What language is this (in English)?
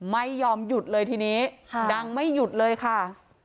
Thai